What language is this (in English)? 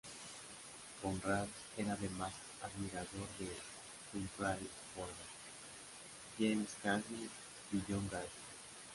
Spanish